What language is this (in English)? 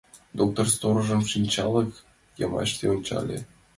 Mari